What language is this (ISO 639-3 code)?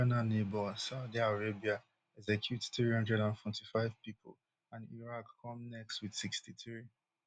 pcm